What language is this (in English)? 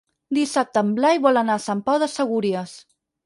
Catalan